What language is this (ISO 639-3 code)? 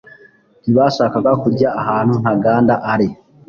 kin